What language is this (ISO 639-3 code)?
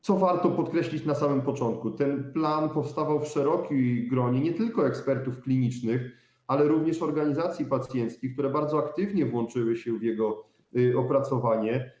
pol